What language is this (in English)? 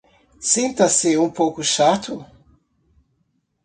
Portuguese